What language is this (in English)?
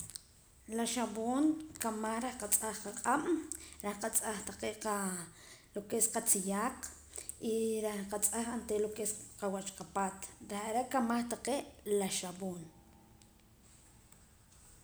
Poqomam